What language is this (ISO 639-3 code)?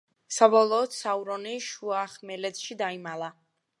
kat